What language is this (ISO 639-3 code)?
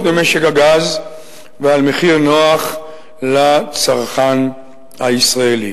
heb